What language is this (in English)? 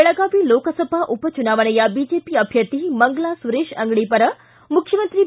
Kannada